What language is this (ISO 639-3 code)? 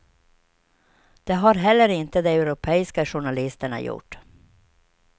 swe